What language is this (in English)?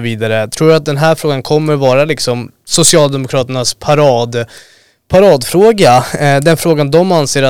Swedish